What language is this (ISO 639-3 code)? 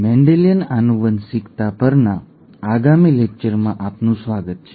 guj